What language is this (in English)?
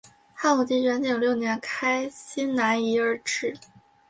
Chinese